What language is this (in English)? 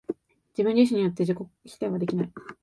Japanese